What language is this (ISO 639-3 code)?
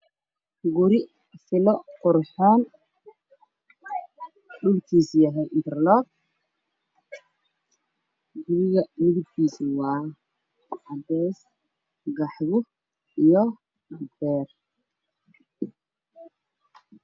som